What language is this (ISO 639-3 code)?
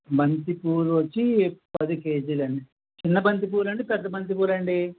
tel